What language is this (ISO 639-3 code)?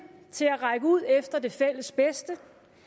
dan